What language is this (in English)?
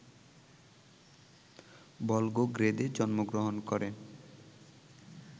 Bangla